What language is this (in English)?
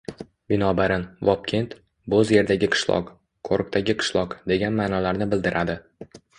Uzbek